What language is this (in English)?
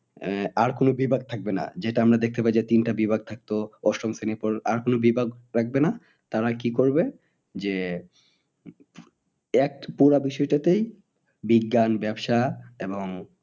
Bangla